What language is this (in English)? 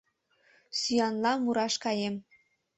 Mari